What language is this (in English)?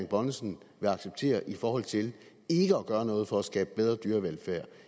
Danish